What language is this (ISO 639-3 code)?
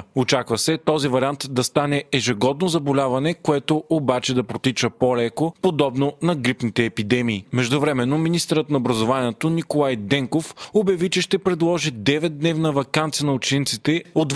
bul